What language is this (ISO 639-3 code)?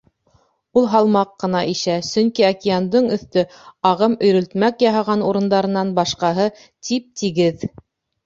bak